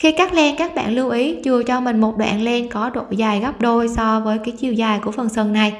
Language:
Vietnamese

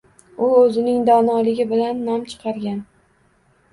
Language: Uzbek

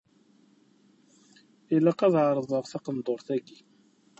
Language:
Kabyle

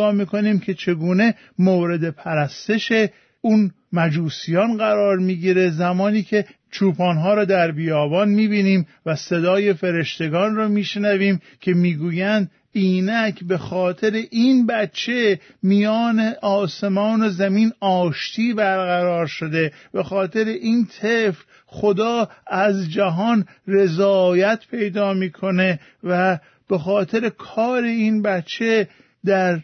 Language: Persian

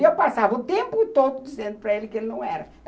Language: Portuguese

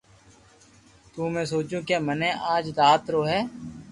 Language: Loarki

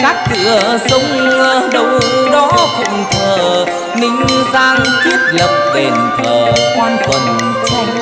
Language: Vietnamese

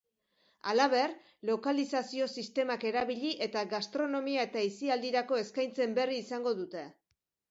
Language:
Basque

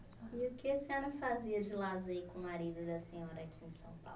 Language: Portuguese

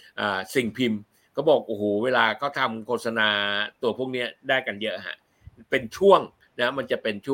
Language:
Thai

